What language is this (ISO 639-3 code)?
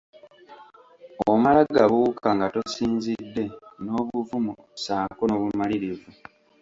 lug